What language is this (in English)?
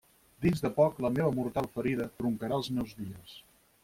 Catalan